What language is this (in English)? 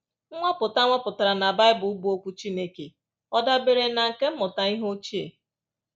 Igbo